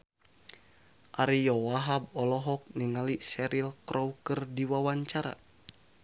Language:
Sundanese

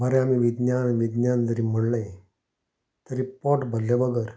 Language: Konkani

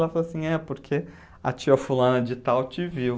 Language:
Portuguese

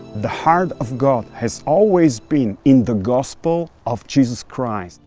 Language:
English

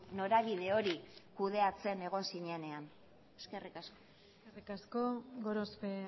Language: Basque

